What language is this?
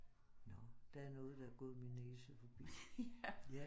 Danish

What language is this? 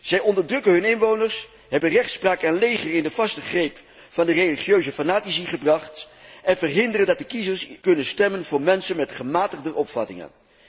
Dutch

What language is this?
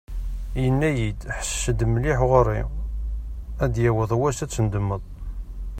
Kabyle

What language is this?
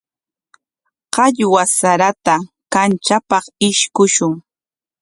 Corongo Ancash Quechua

